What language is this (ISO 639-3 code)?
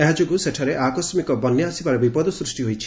ori